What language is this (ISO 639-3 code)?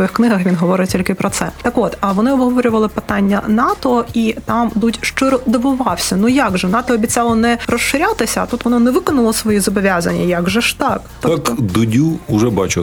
ukr